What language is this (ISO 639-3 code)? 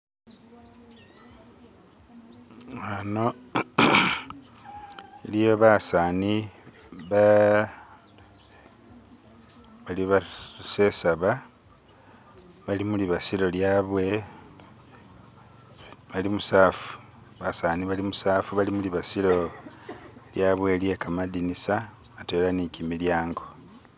myx